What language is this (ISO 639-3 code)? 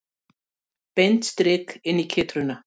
isl